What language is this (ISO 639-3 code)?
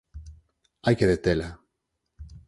glg